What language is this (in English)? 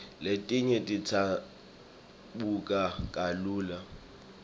Swati